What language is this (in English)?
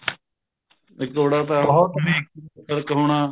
Punjabi